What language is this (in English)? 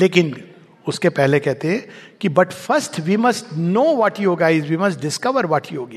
Hindi